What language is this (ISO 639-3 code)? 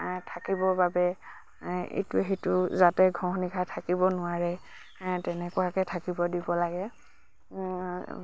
asm